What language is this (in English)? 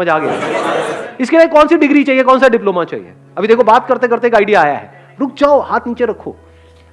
Hindi